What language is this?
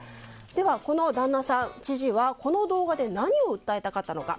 Japanese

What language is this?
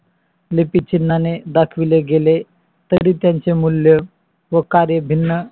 Marathi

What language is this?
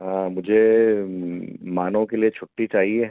Hindi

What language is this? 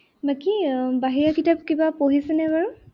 Assamese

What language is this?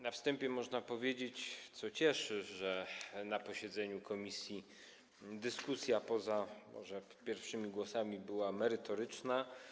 Polish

